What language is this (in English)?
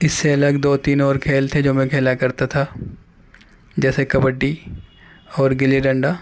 Urdu